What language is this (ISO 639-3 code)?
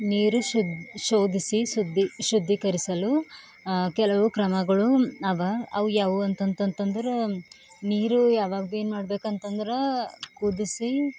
kan